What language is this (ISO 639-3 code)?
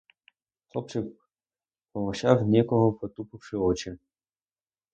ukr